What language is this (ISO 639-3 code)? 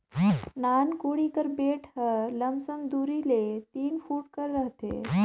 hne